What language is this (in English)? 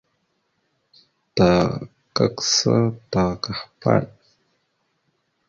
Mada (Cameroon)